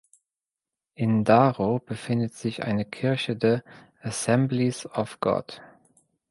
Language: German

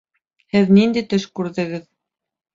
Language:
Bashkir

